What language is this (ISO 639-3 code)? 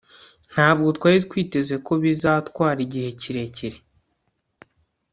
kin